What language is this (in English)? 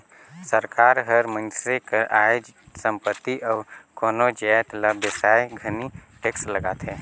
Chhattisgarhi